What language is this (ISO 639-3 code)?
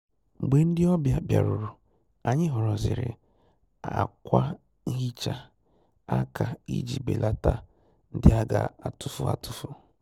ibo